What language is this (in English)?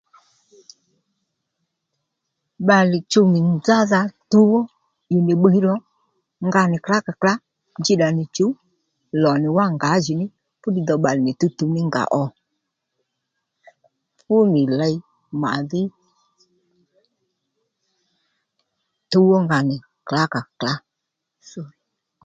Lendu